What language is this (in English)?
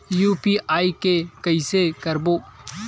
Chhattisgarhi